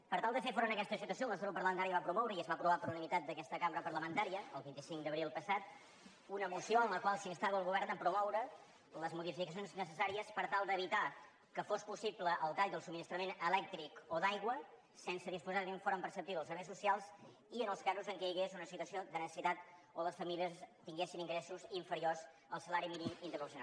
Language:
Catalan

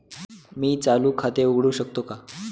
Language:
Marathi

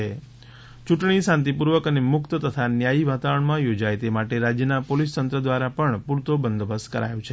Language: Gujarati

